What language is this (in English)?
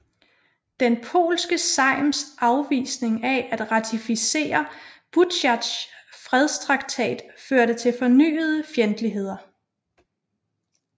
Danish